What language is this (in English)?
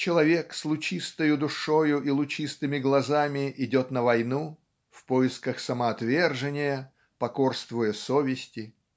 Russian